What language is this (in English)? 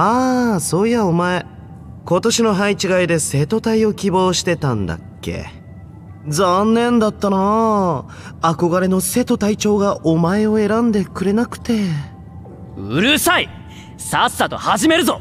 Japanese